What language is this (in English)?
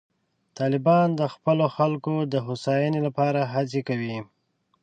Pashto